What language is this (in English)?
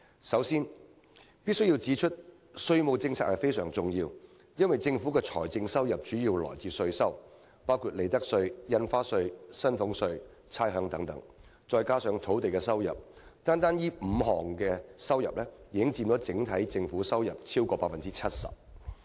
Cantonese